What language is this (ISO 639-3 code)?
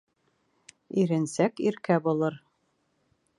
bak